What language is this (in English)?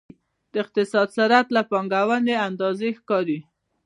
Pashto